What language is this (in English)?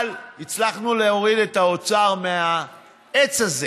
Hebrew